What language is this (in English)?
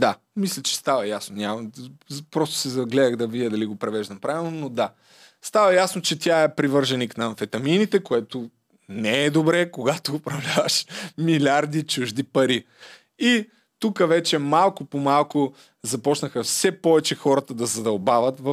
Bulgarian